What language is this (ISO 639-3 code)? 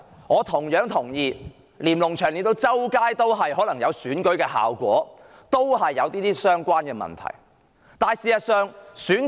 yue